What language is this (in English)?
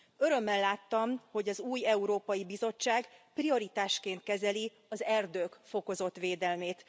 Hungarian